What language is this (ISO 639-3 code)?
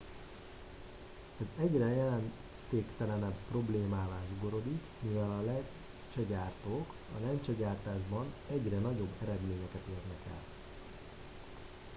hun